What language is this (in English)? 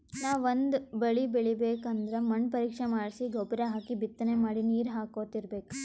Kannada